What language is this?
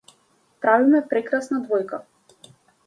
Macedonian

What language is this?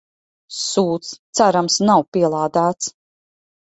Latvian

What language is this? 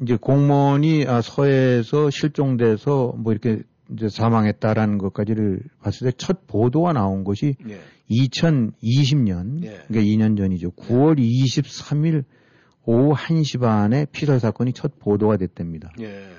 Korean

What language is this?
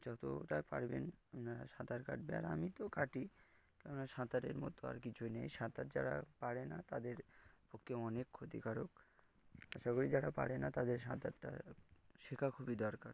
Bangla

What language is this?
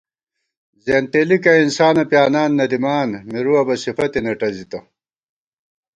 Gawar-Bati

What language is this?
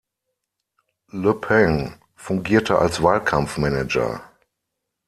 German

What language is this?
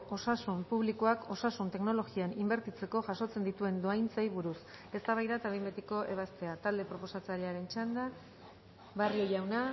Basque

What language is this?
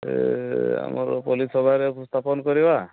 Odia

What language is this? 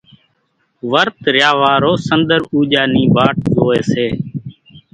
Kachi Koli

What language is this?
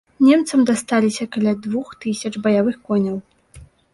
Belarusian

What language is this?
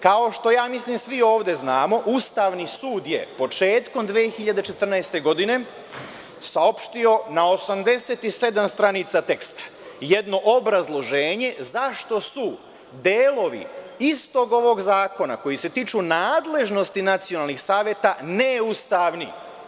Serbian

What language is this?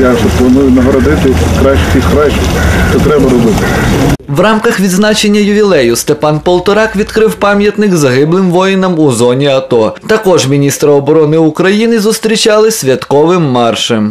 Ukrainian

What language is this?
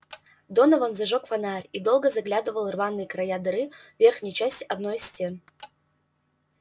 Russian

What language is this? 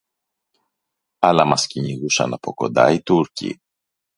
Greek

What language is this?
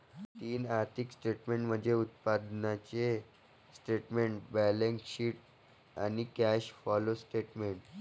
Marathi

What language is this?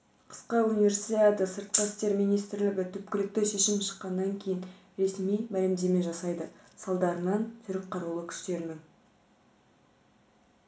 Kazakh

